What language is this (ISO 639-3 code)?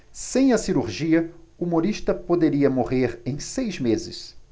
por